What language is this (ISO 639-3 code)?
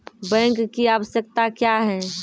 mai